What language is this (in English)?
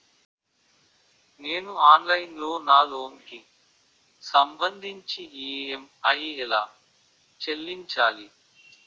Telugu